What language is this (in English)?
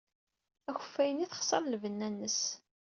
Kabyle